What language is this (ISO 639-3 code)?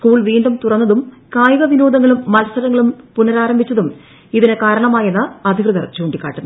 mal